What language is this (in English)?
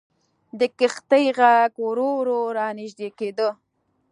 Pashto